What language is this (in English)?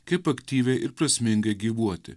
Lithuanian